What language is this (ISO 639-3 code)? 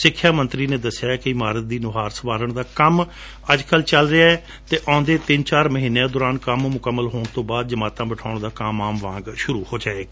pan